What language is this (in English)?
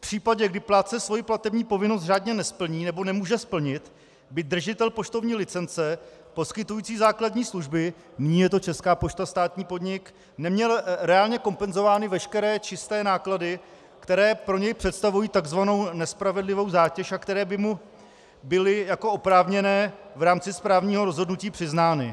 Czech